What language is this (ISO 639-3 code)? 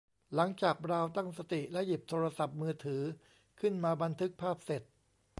tha